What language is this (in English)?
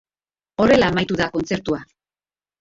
Basque